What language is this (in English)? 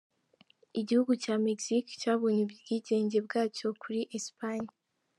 Kinyarwanda